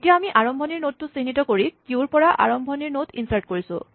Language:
Assamese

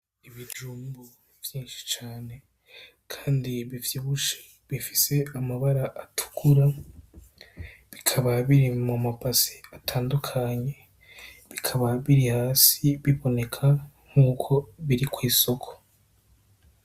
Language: Rundi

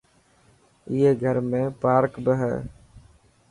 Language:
Dhatki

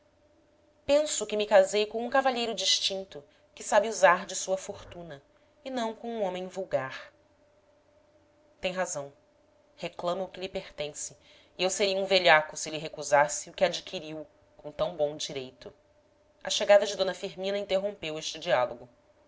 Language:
Portuguese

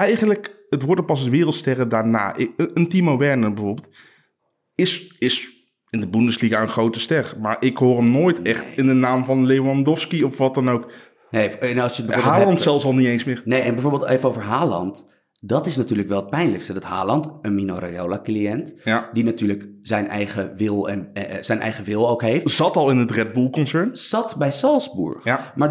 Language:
Dutch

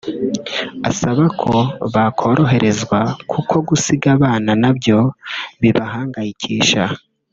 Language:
Kinyarwanda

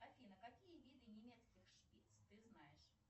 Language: Russian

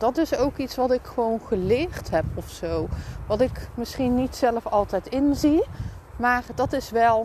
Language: Dutch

